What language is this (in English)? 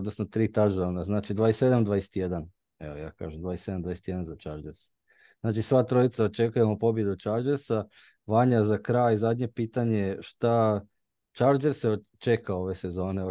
Croatian